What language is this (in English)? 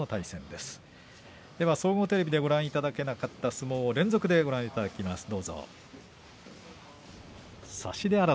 Japanese